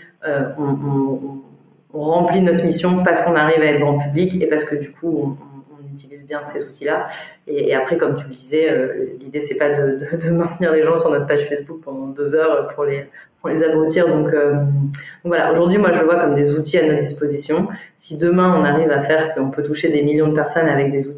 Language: French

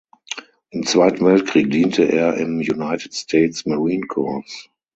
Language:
German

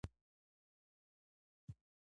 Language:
Pashto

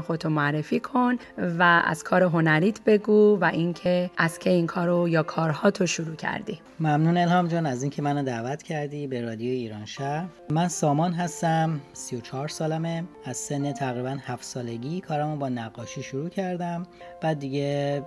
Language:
Persian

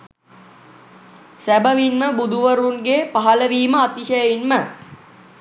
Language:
Sinhala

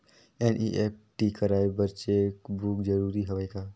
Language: Chhattisgarhi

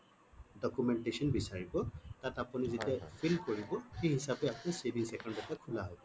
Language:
Assamese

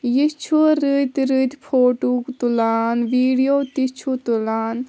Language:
Kashmiri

